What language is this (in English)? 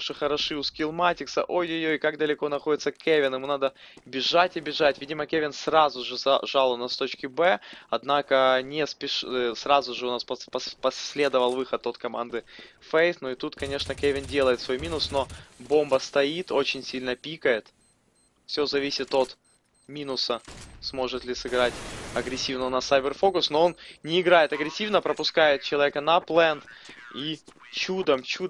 Russian